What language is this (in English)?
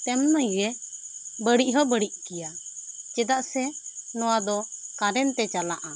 Santali